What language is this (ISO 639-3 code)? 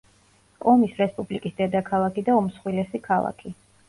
kat